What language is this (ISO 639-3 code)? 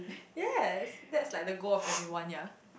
eng